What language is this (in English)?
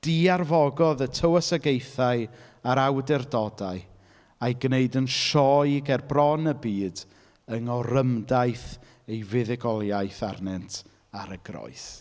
Welsh